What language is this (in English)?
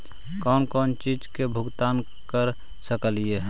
Magahi